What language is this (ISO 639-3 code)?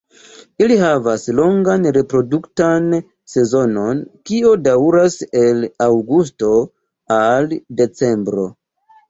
epo